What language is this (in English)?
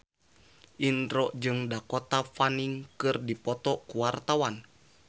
Sundanese